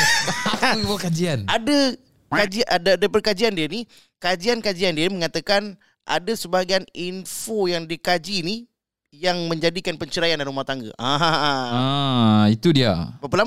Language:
Malay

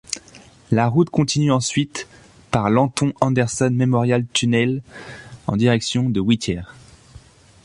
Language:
French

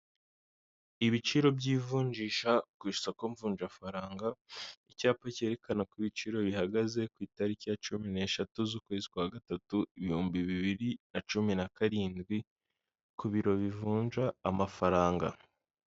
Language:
Kinyarwanda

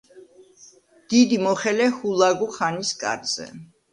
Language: Georgian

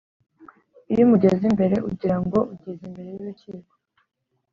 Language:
Kinyarwanda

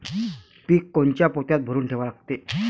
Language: Marathi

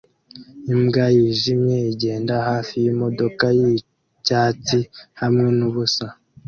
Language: Kinyarwanda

